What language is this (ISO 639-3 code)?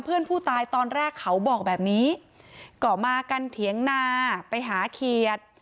tha